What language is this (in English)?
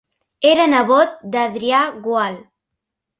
Catalan